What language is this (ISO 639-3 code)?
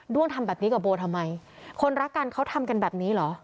tha